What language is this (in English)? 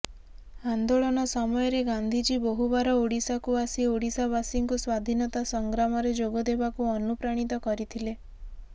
Odia